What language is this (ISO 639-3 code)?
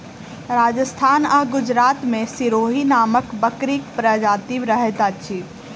mai